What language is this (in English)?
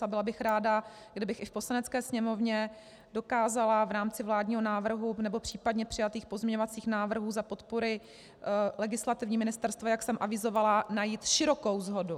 Czech